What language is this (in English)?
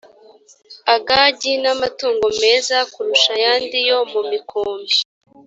Kinyarwanda